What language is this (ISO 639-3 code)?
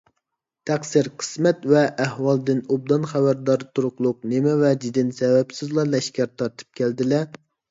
uig